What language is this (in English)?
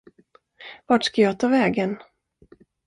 Swedish